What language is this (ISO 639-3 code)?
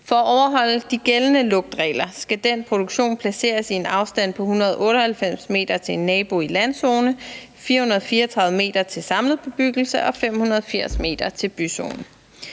dan